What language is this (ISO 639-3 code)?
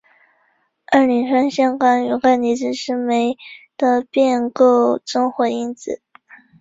zho